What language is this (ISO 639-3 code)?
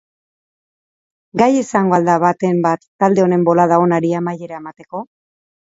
eus